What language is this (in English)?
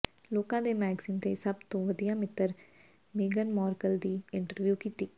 Punjabi